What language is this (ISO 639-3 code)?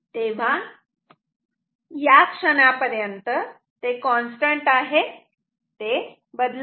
mar